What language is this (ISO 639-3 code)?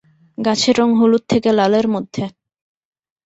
ben